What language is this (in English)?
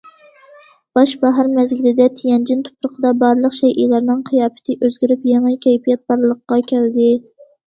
Uyghur